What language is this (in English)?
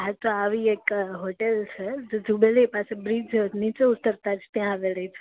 Gujarati